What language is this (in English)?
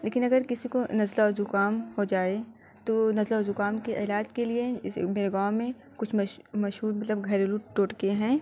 Urdu